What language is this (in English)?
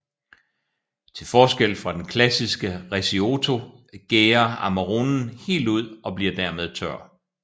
Danish